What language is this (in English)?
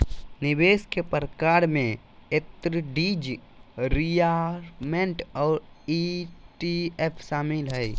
Magahi